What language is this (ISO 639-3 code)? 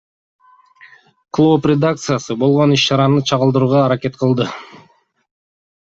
kir